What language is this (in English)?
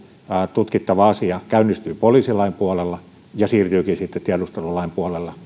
Finnish